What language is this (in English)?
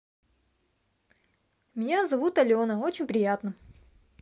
Russian